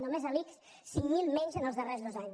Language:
Catalan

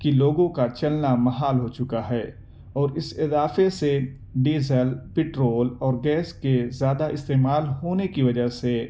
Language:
Urdu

